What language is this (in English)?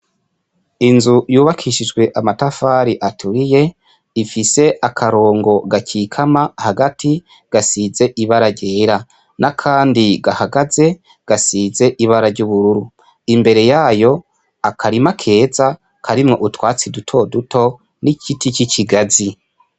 Rundi